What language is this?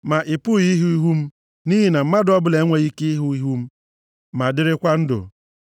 Igbo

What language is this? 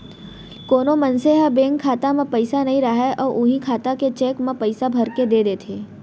Chhattisgarhi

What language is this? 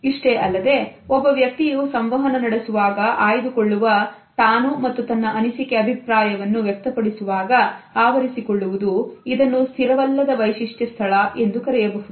Kannada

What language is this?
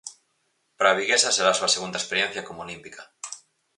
Galician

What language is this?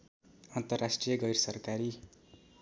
Nepali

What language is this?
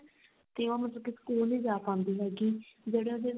Punjabi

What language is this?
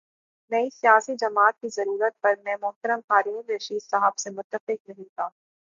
Urdu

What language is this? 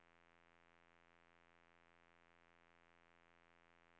Swedish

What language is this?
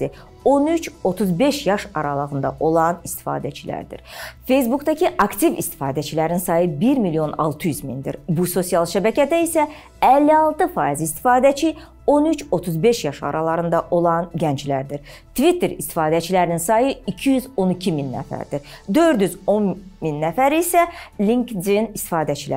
Turkish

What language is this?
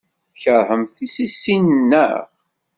Kabyle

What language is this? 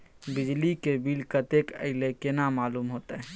Maithili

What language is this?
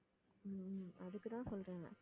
Tamil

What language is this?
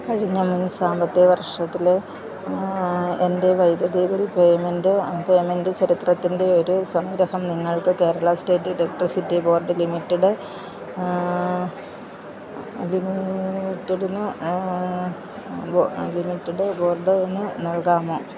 Malayalam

